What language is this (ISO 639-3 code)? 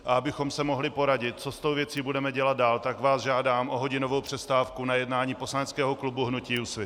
ces